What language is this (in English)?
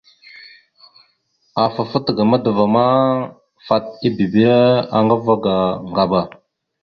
Mada (Cameroon)